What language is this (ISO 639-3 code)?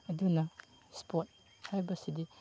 mni